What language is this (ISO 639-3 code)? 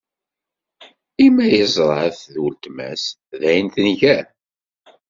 kab